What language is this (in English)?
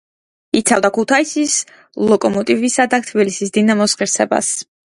Georgian